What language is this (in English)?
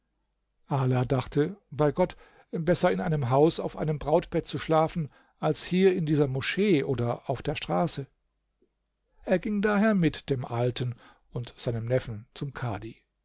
German